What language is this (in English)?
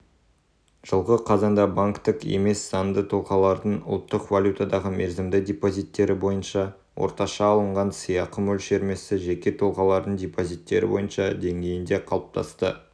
Kazakh